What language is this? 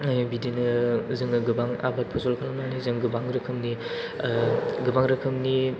Bodo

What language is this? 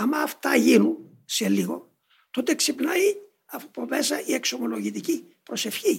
Greek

